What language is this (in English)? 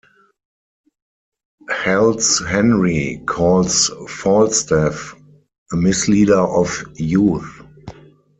English